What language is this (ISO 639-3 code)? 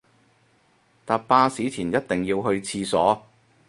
yue